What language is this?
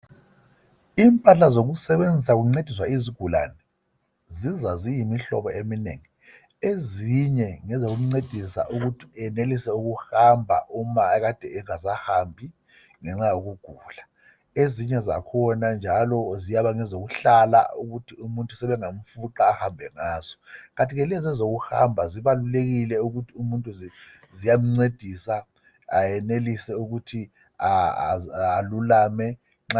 North Ndebele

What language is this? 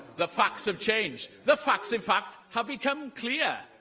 English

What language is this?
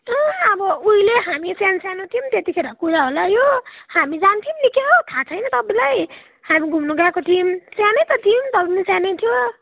Nepali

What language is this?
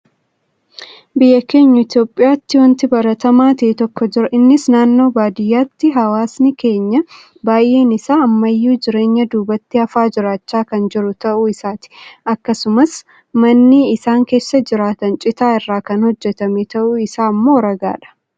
Oromo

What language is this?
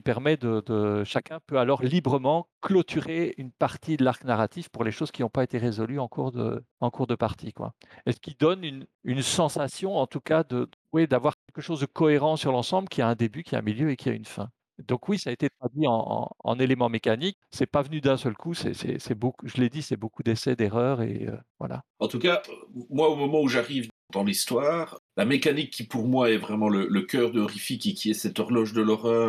French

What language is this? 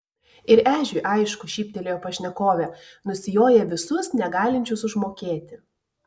Lithuanian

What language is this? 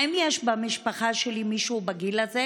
Hebrew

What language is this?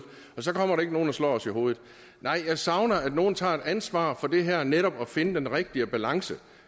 Danish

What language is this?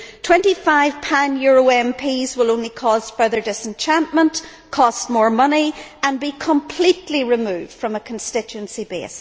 English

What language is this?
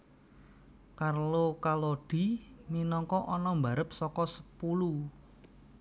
Javanese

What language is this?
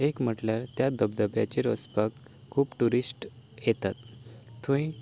Konkani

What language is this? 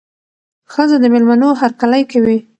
Pashto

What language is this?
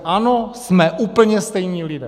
Czech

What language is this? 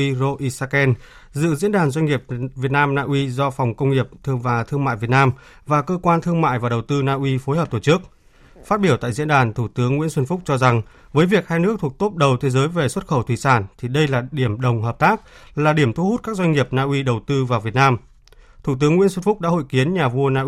Vietnamese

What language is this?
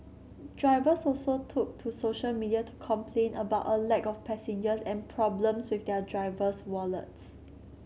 English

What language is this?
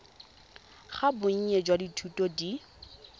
Tswana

